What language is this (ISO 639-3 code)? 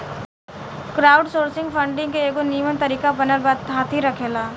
bho